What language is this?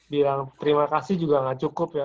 Indonesian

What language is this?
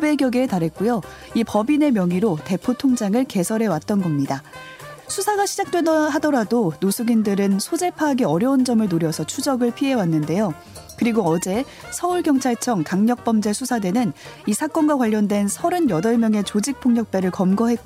Korean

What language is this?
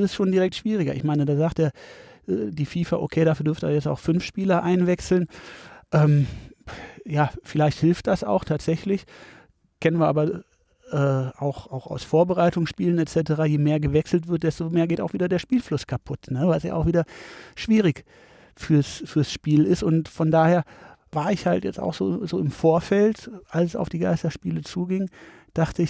German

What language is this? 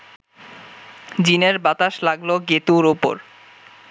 Bangla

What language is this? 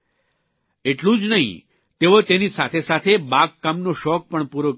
Gujarati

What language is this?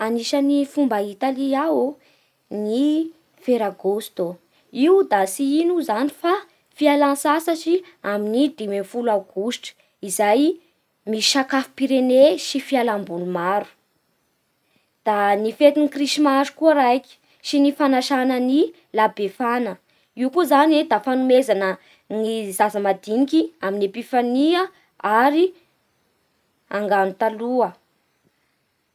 Bara Malagasy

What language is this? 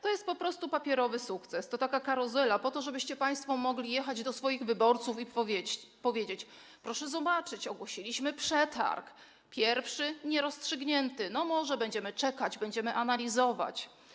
Polish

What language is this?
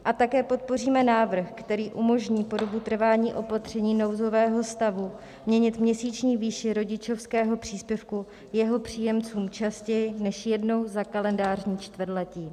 Czech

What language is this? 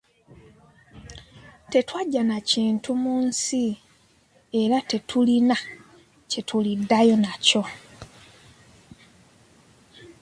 Ganda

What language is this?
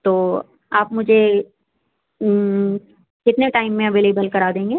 Urdu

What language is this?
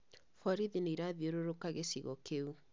Kikuyu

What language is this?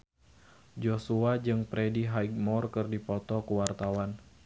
Sundanese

